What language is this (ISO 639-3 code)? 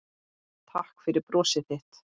isl